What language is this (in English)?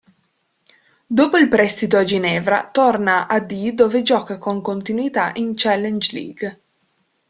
Italian